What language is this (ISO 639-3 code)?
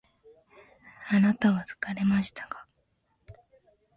jpn